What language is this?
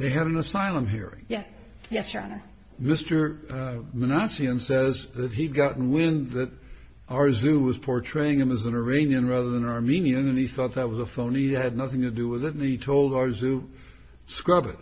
English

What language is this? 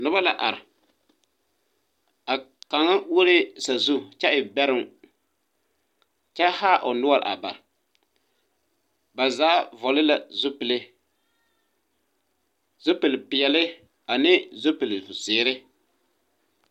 Southern Dagaare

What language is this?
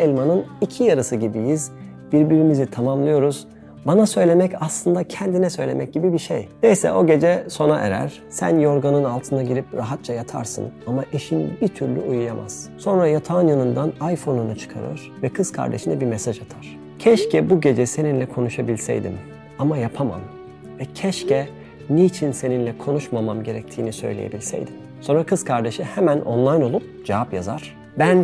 Turkish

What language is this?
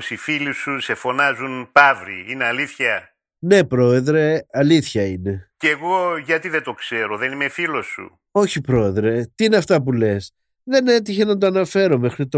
Greek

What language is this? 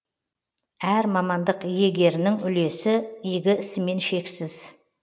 Kazakh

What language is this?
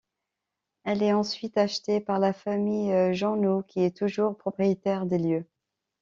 French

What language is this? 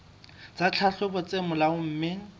Southern Sotho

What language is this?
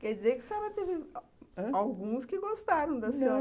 Portuguese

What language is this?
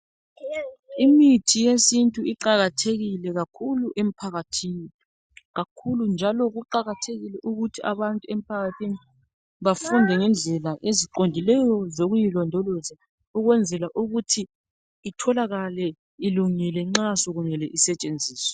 North Ndebele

